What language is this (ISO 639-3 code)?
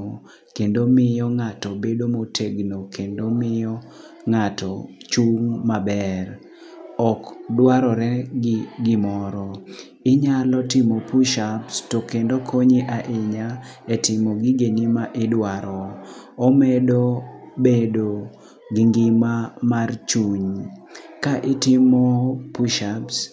luo